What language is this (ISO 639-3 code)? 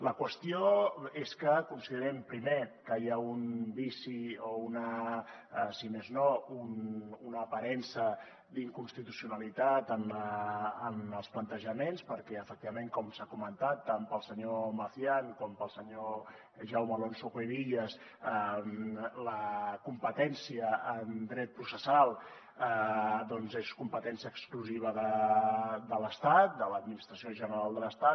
cat